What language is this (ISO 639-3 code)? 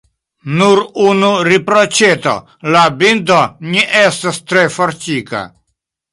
epo